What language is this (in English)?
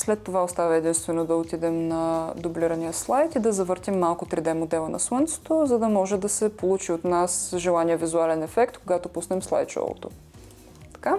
Bulgarian